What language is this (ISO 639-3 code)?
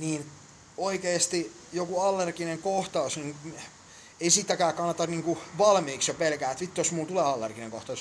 fin